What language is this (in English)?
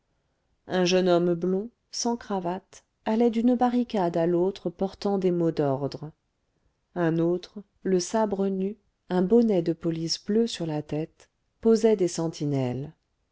French